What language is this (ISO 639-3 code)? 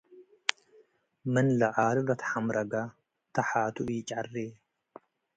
tig